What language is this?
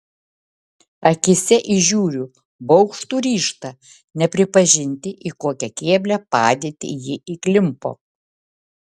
Lithuanian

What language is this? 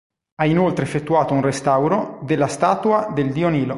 Italian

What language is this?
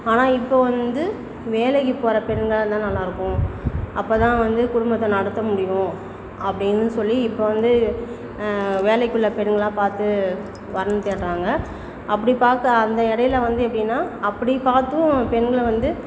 Tamil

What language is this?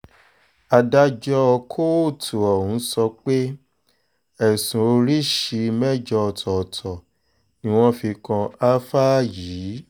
Yoruba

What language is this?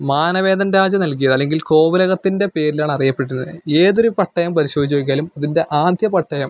Malayalam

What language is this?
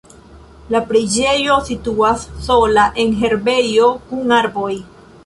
Esperanto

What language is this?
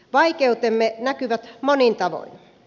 Finnish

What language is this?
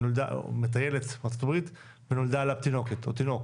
Hebrew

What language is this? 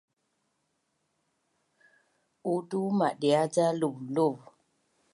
Bunun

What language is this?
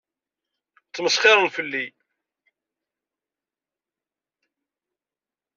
Kabyle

